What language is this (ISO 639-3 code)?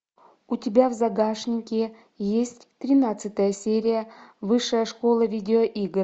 rus